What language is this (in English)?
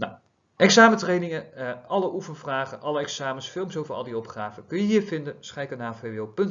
Dutch